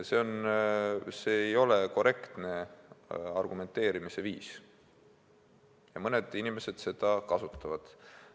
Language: Estonian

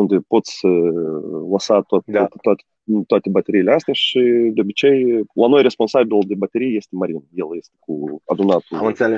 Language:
Romanian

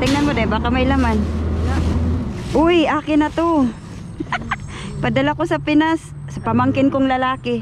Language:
Filipino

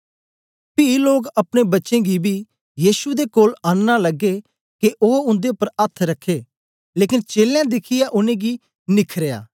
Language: Dogri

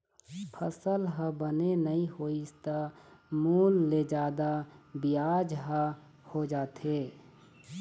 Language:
Chhattisgarhi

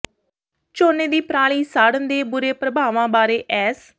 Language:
Punjabi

